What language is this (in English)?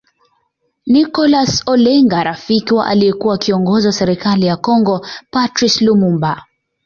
Swahili